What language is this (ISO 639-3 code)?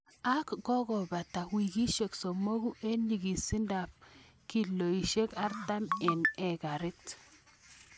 kln